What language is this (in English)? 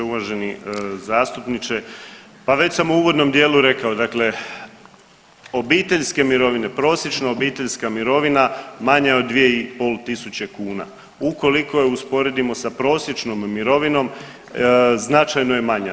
Croatian